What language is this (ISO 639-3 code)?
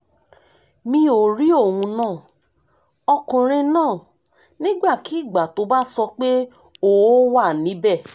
yor